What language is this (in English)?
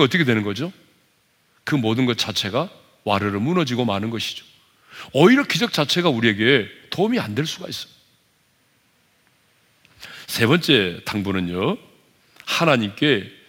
Korean